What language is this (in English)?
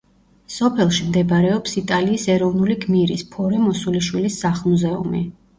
Georgian